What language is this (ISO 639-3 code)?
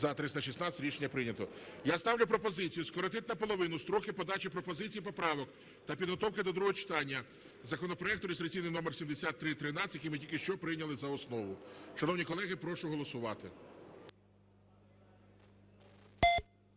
ukr